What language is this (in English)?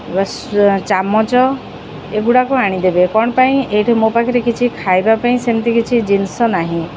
Odia